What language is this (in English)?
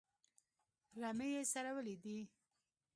Pashto